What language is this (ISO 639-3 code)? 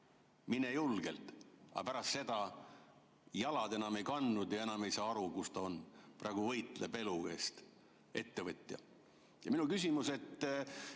est